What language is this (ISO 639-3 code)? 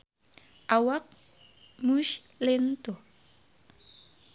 sun